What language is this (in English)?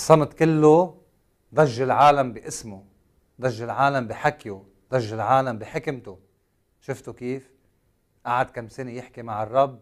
Arabic